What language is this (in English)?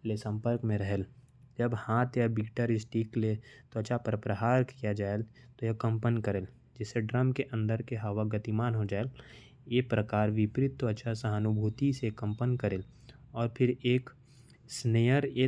Korwa